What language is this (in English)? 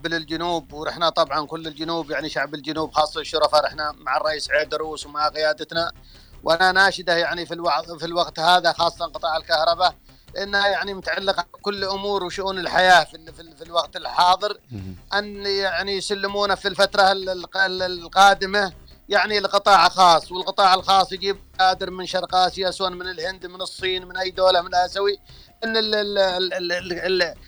Arabic